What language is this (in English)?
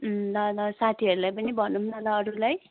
Nepali